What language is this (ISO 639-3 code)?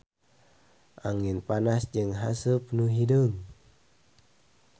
sun